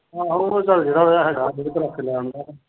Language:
Punjabi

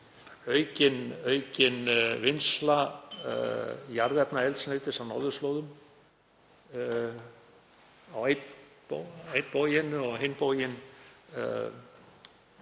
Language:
Icelandic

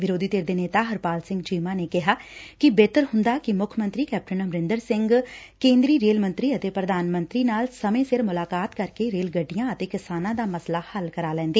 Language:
Punjabi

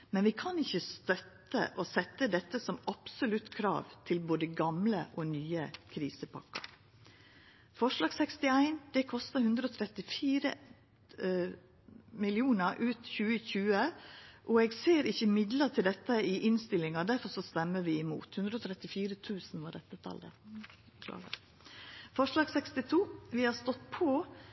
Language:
Norwegian Nynorsk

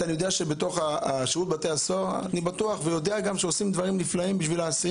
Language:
Hebrew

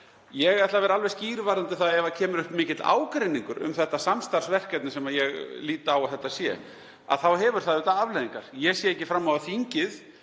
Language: Icelandic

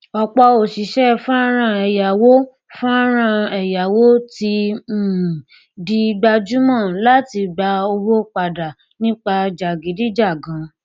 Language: Yoruba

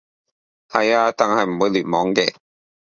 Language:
Cantonese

